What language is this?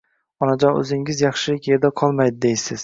Uzbek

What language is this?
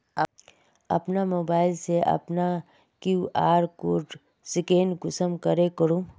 Magahi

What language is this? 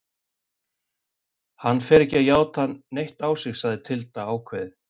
Icelandic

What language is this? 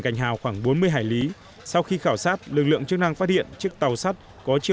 Vietnamese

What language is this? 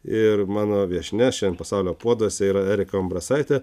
Lithuanian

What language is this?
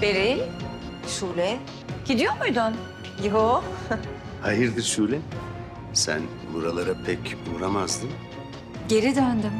Turkish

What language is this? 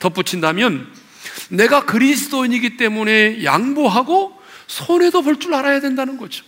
Korean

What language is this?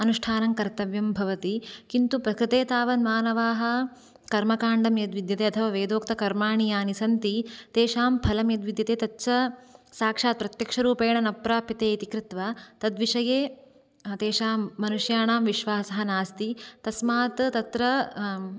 Sanskrit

